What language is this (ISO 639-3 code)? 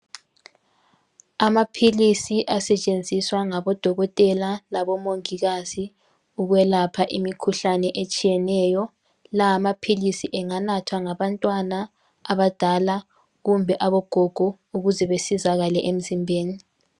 nde